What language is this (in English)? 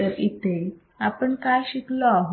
Marathi